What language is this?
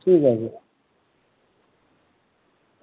Dogri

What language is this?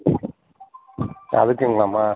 Tamil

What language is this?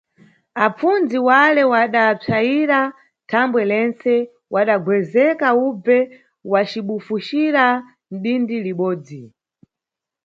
Nyungwe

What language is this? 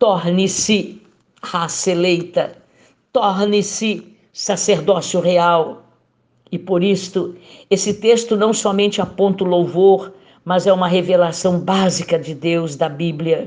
Portuguese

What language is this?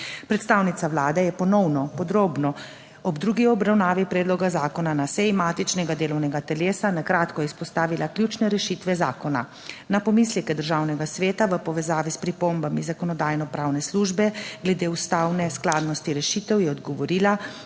Slovenian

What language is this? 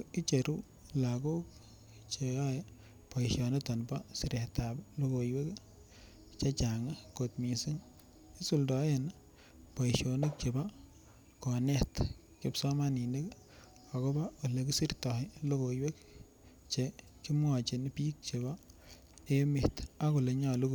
Kalenjin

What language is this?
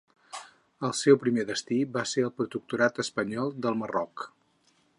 Catalan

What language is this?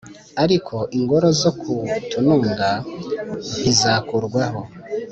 Kinyarwanda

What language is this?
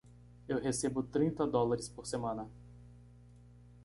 Portuguese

